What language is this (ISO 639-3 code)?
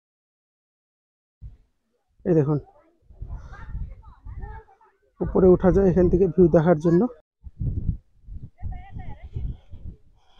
hin